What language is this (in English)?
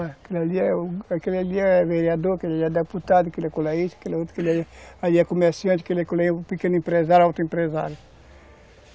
Portuguese